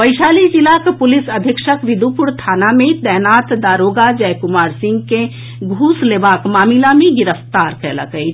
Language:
Maithili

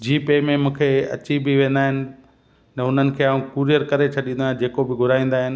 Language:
Sindhi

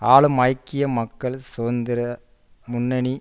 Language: Tamil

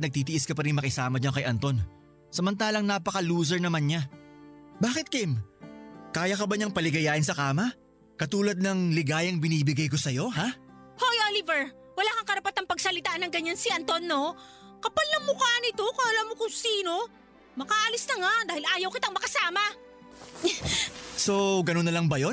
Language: Filipino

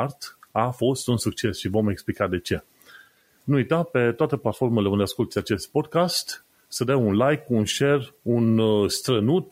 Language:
Romanian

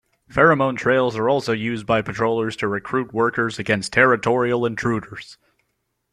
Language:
English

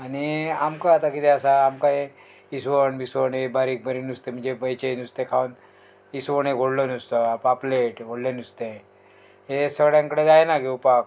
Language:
Konkani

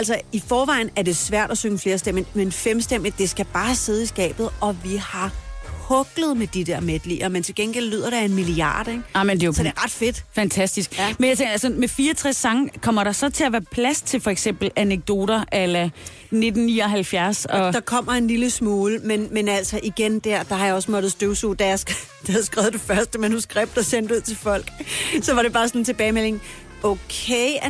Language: Danish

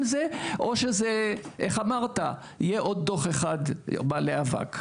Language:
Hebrew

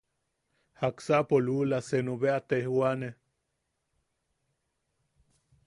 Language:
Yaqui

